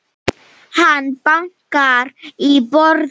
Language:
Icelandic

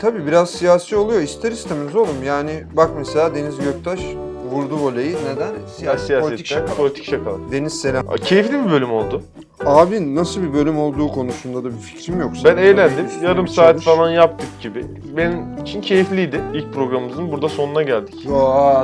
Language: Turkish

